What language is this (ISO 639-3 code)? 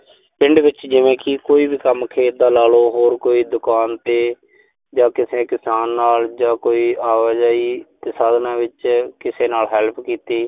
pan